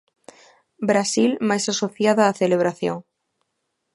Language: Galician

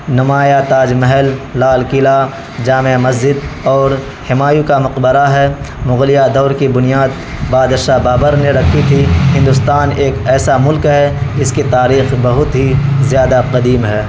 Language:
Urdu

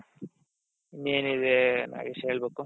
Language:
Kannada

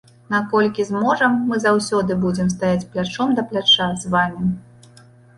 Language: Belarusian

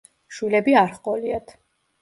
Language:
Georgian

